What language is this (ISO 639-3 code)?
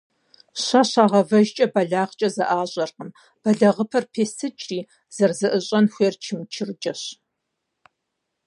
kbd